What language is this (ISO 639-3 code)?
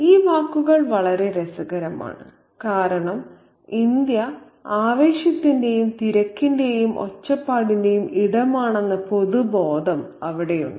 mal